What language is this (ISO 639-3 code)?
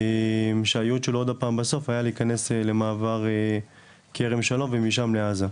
heb